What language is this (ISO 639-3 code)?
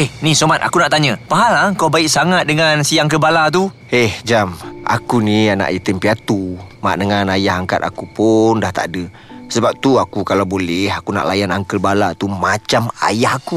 msa